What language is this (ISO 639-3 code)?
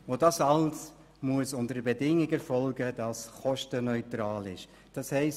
gsw